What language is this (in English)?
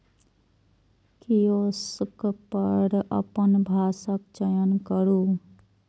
Maithili